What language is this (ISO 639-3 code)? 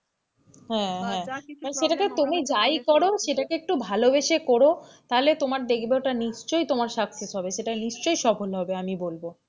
ben